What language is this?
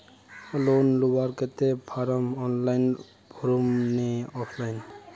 Magahi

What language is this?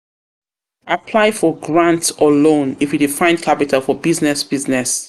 Nigerian Pidgin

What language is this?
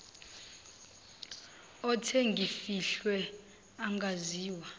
Zulu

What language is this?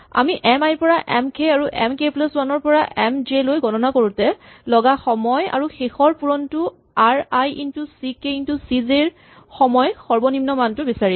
Assamese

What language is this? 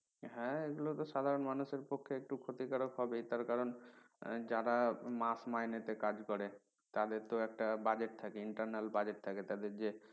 Bangla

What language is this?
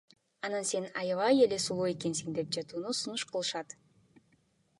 Kyrgyz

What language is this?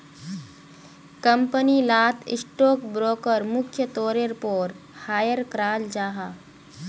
Magahi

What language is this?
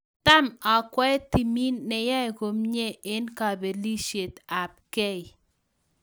Kalenjin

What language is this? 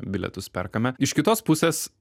Lithuanian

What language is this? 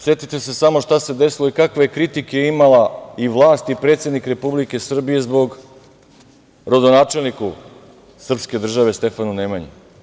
Serbian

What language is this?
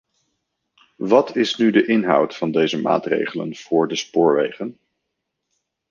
Dutch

